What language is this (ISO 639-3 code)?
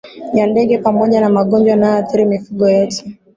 swa